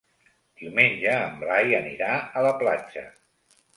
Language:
Catalan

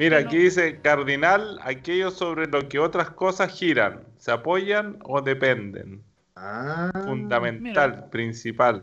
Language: Spanish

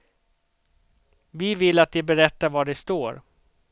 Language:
Swedish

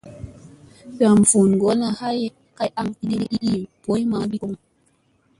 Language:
Musey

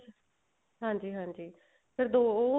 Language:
Punjabi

